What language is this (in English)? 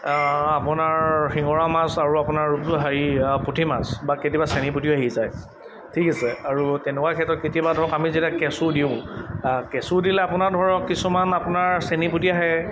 Assamese